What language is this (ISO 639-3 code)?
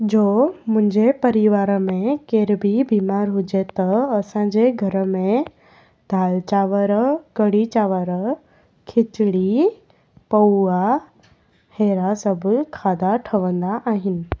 snd